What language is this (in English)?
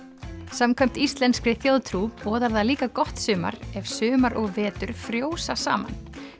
Icelandic